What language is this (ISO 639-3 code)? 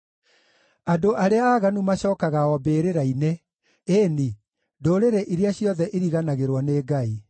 kik